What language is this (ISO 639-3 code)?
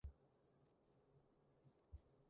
yue